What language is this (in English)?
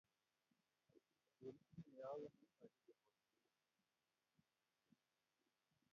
Kalenjin